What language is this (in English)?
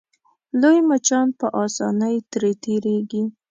Pashto